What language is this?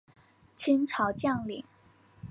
Chinese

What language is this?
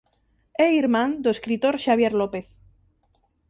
Galician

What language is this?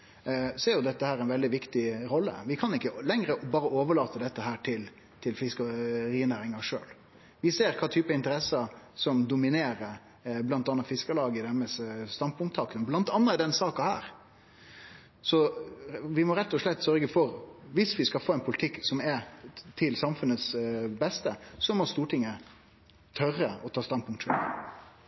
Norwegian Nynorsk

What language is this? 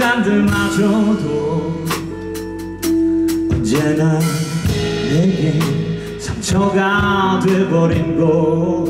Korean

